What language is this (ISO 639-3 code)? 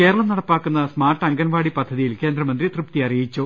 mal